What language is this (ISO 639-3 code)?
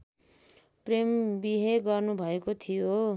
nep